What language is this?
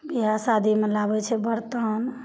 Maithili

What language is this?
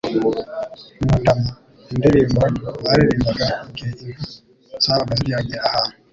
Kinyarwanda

